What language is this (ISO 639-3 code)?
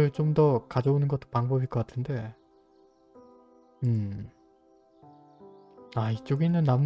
kor